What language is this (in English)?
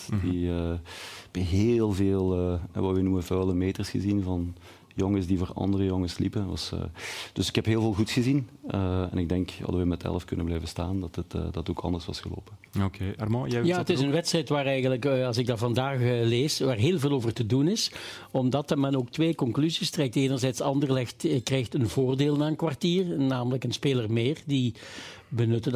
Dutch